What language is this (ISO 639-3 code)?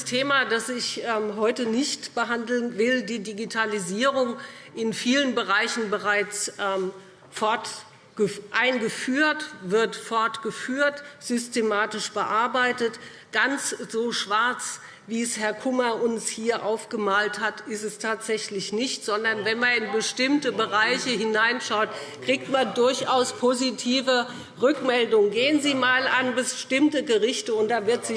deu